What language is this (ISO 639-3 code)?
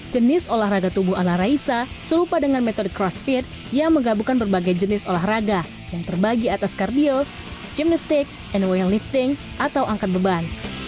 ind